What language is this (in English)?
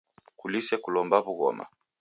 Taita